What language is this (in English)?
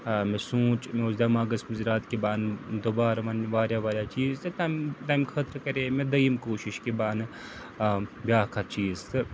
Kashmiri